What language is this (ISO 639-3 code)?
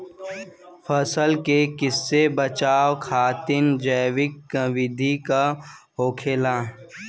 bho